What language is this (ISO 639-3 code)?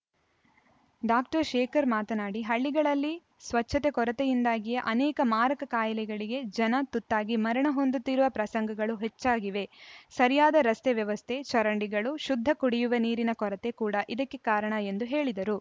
kan